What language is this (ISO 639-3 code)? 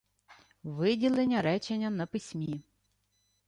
ukr